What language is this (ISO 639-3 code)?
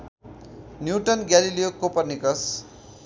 nep